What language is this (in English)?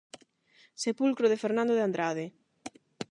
Galician